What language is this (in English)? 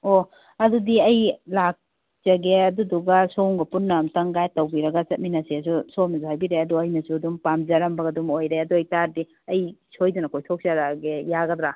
Manipuri